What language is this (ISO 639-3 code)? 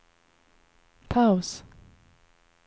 swe